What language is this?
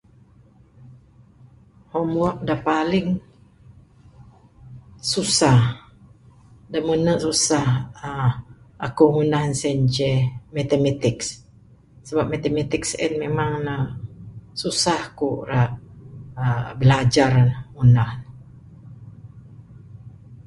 Bukar-Sadung Bidayuh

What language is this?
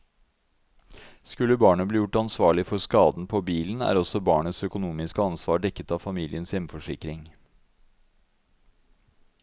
Norwegian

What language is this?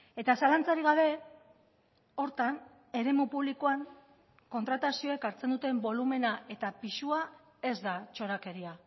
Basque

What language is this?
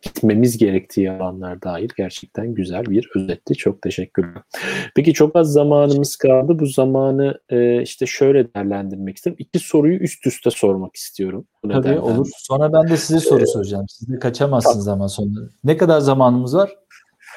Turkish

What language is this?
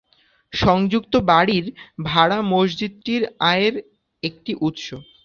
Bangla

